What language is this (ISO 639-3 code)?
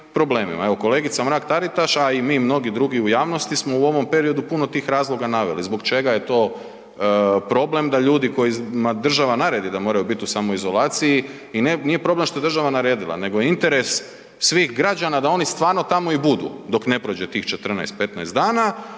hrv